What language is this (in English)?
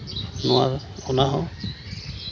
Santali